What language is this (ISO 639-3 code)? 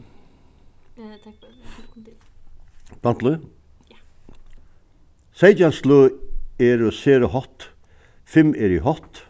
fao